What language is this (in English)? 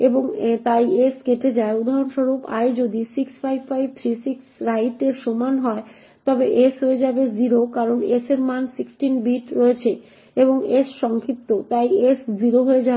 Bangla